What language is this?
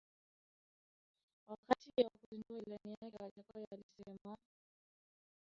Swahili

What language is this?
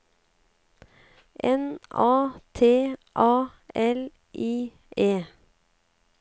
Norwegian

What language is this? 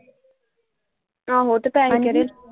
Punjabi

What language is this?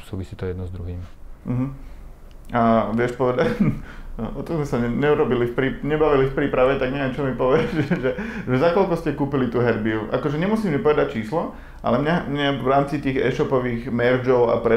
Slovak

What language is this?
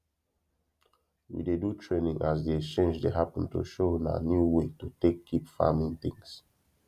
Nigerian Pidgin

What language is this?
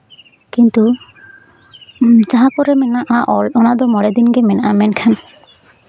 Santali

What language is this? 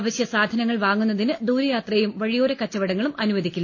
Malayalam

